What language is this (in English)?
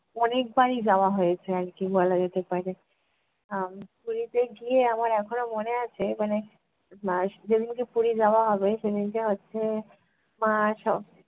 Bangla